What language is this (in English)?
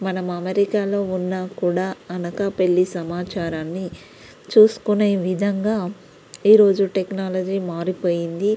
Telugu